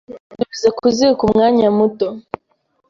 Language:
Kinyarwanda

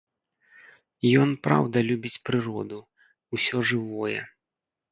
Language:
Belarusian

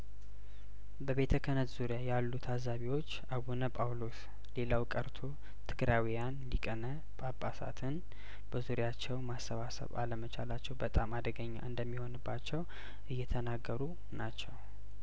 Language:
Amharic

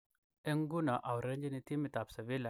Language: Kalenjin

